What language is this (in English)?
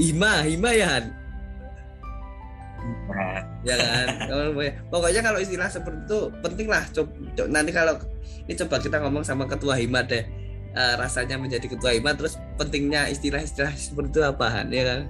Indonesian